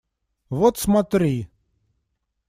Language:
Russian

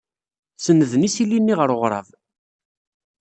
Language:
Kabyle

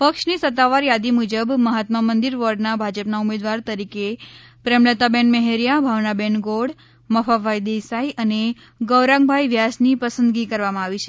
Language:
Gujarati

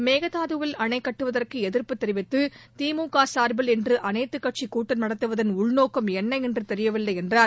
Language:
Tamil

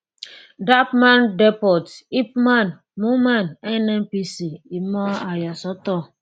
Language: Yoruba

